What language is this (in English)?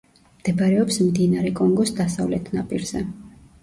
Georgian